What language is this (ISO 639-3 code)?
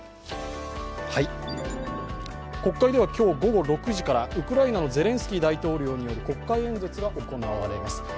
jpn